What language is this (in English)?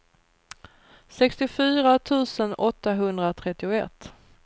Swedish